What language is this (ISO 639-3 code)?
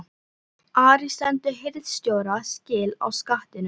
isl